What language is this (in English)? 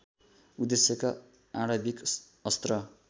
Nepali